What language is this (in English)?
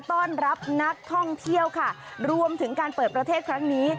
Thai